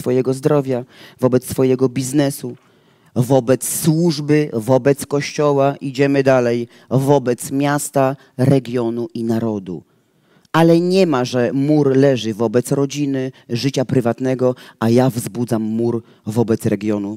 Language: Polish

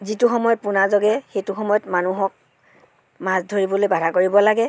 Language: Assamese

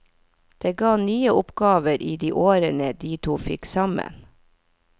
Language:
Norwegian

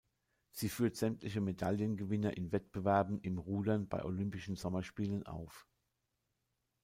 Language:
German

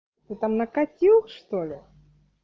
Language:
Russian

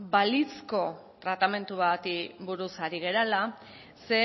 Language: Basque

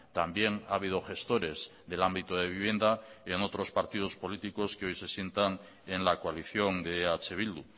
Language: Spanish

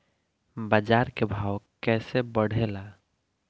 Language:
Bhojpuri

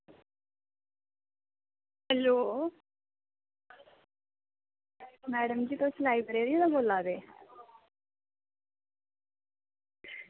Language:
Dogri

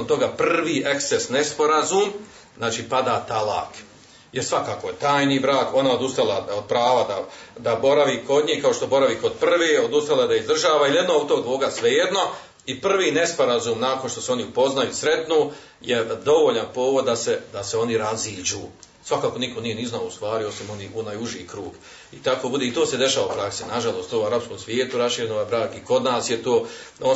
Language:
Croatian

